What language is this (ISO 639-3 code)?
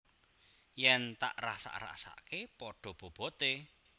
jav